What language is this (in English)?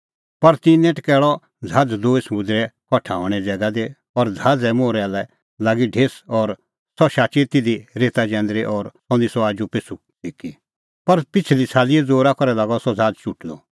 Kullu Pahari